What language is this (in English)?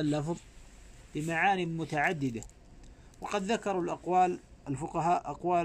Arabic